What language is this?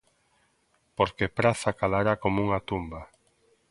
Galician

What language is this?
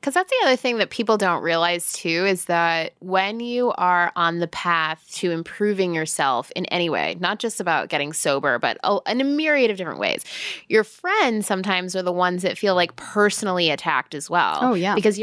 English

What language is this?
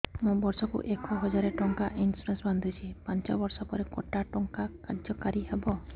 Odia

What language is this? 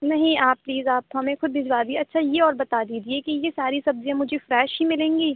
Urdu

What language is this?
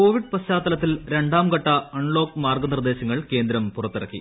Malayalam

